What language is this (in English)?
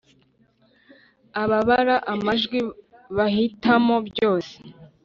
Kinyarwanda